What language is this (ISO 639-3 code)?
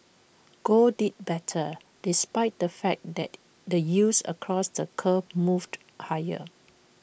eng